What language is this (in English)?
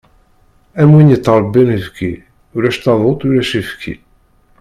Kabyle